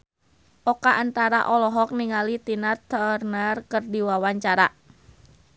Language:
Sundanese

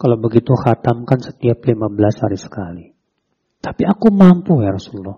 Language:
Indonesian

